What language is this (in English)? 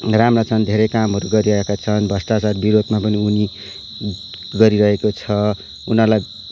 Nepali